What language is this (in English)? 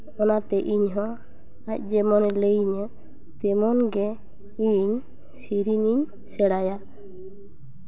Santali